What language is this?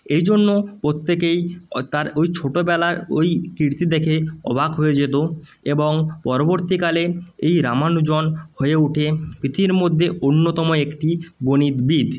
Bangla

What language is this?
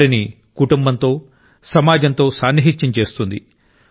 Telugu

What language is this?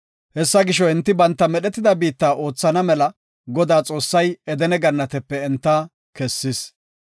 Gofa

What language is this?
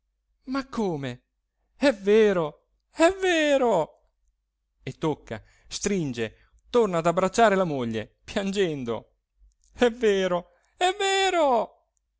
Italian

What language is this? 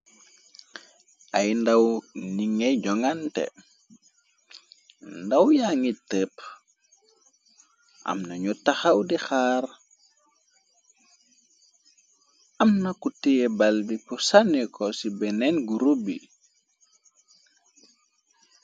Wolof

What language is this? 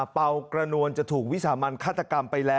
Thai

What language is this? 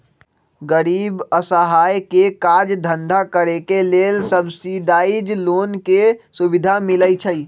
Magahi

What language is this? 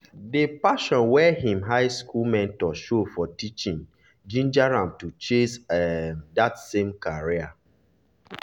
Nigerian Pidgin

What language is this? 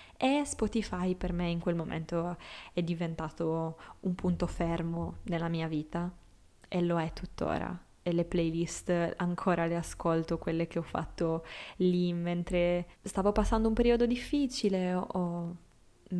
Italian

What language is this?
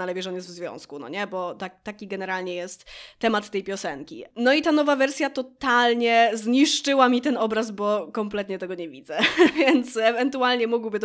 Polish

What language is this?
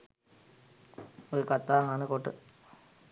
Sinhala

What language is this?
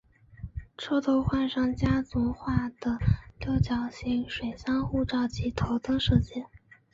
Chinese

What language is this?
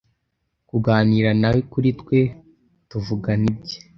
Kinyarwanda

